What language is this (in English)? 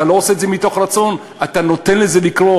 Hebrew